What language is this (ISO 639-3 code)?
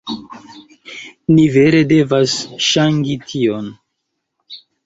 epo